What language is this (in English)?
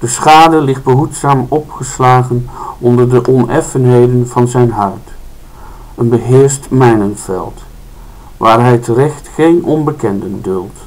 Dutch